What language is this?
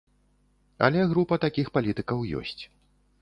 Belarusian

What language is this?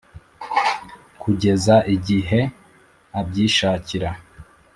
Kinyarwanda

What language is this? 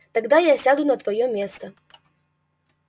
Russian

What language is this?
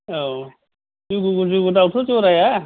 Bodo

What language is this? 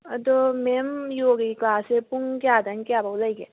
Manipuri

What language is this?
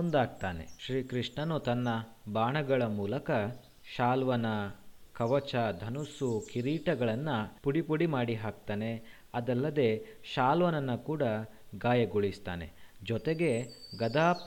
Kannada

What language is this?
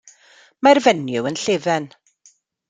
Welsh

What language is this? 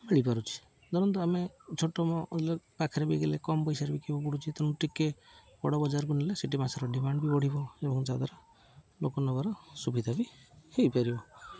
Odia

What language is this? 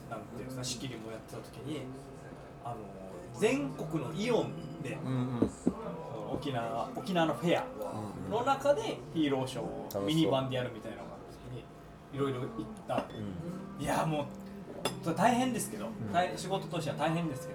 Japanese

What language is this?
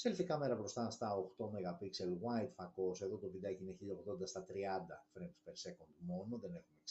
Greek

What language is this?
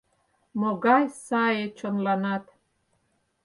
Mari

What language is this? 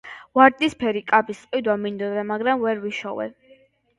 Georgian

